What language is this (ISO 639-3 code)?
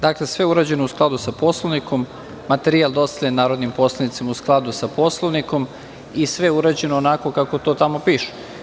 srp